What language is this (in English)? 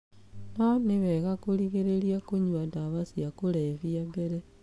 Kikuyu